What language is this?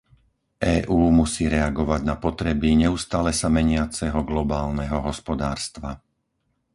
Slovak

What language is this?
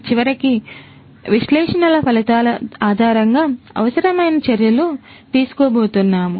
Telugu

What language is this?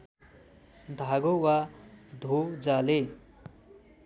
Nepali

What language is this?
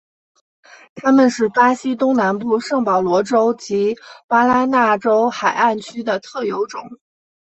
Chinese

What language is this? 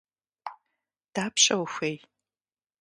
Kabardian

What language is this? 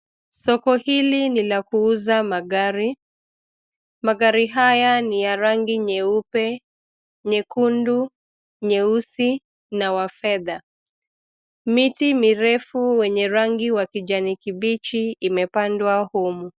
Swahili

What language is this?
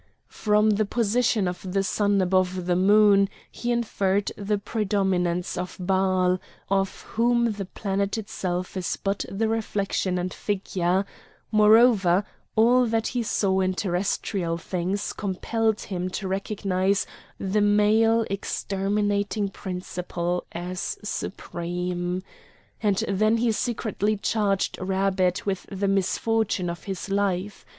English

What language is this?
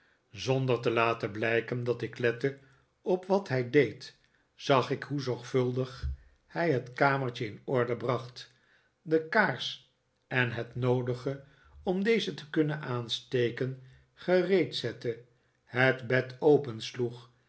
Dutch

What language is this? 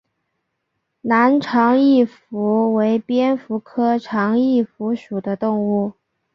Chinese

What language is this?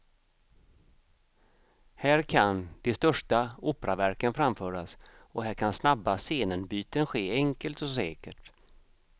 Swedish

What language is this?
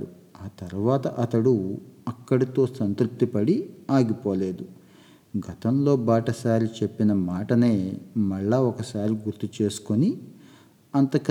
Telugu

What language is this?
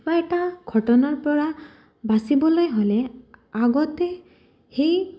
Assamese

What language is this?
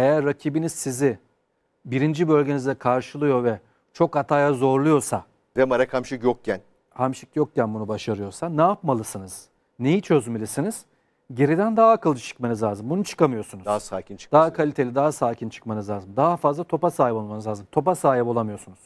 Turkish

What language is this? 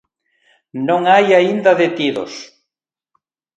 Galician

